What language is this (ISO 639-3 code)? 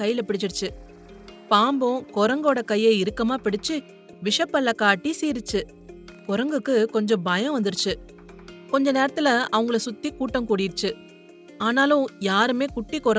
tam